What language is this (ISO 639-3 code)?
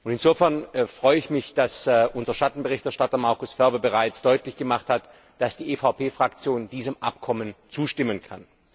deu